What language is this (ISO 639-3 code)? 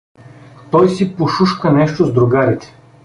bul